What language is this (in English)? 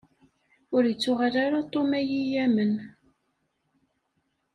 Kabyle